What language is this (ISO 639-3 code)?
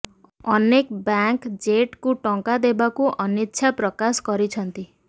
ori